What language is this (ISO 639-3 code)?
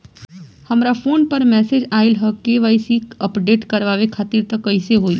bho